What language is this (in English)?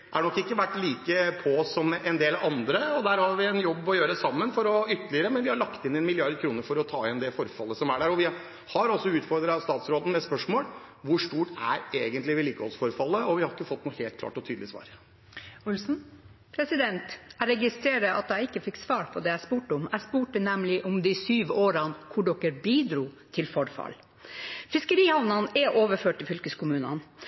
Norwegian Bokmål